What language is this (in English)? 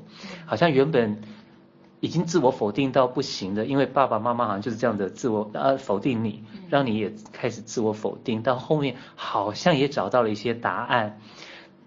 Chinese